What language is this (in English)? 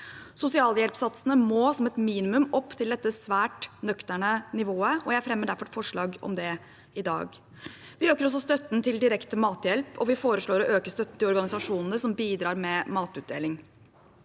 Norwegian